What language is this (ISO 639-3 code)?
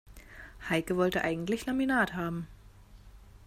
deu